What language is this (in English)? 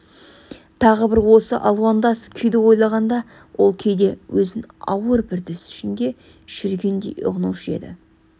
Kazakh